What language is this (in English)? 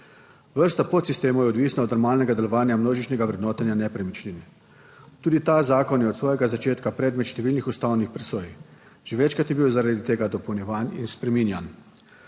Slovenian